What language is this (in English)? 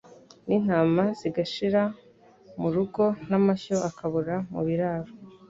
Kinyarwanda